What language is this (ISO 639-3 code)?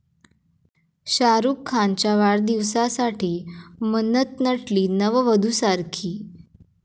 mar